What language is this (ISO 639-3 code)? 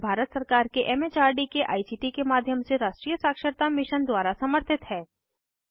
hin